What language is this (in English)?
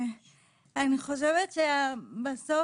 Hebrew